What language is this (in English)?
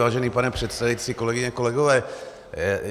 Czech